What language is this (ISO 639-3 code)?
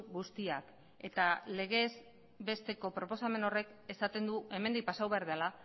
eus